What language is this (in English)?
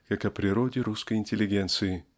Russian